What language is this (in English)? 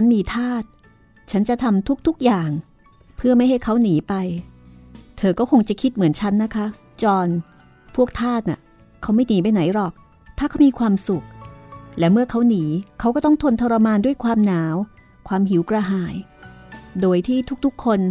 Thai